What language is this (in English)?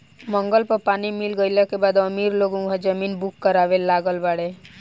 Bhojpuri